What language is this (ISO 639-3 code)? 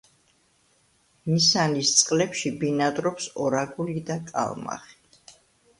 kat